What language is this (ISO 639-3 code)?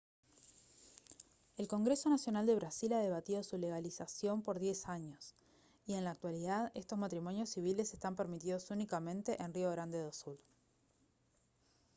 spa